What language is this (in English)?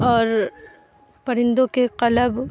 Urdu